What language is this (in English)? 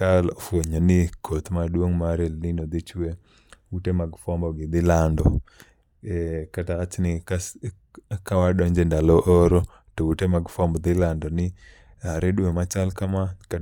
Luo (Kenya and Tanzania)